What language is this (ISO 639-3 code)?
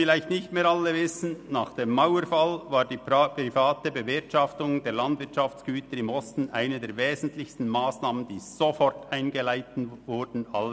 gsw